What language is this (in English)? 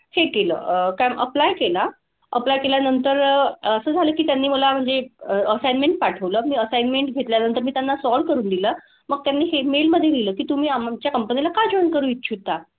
Marathi